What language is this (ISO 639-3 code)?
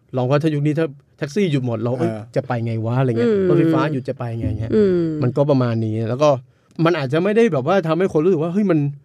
tha